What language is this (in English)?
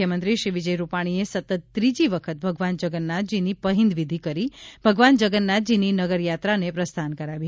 Gujarati